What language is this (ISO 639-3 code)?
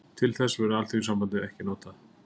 isl